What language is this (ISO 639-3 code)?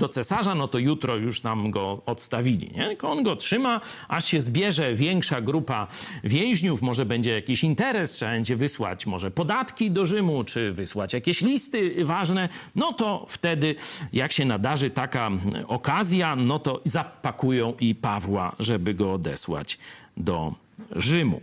pol